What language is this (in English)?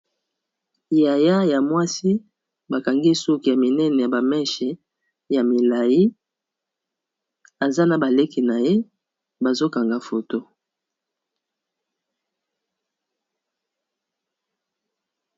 Lingala